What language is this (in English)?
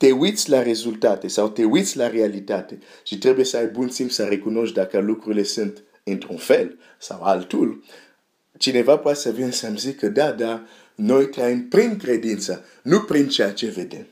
Romanian